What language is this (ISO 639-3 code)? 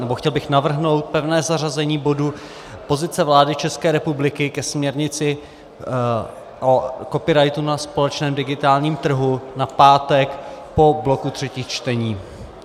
ces